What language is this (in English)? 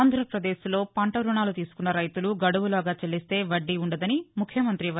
Telugu